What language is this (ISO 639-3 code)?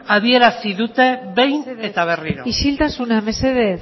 eus